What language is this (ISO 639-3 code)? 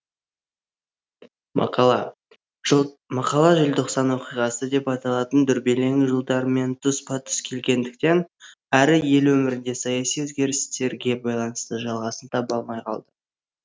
kaz